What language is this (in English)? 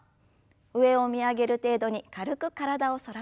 Japanese